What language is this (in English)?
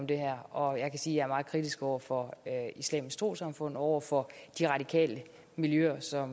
Danish